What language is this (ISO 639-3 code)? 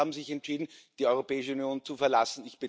deu